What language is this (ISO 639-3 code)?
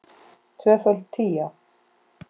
isl